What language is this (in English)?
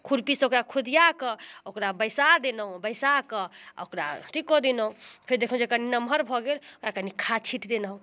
Maithili